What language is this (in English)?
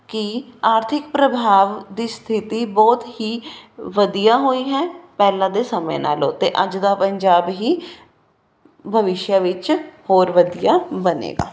Punjabi